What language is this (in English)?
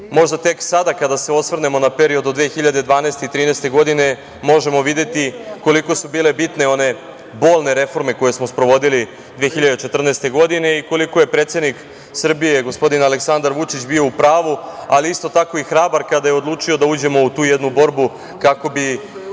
Serbian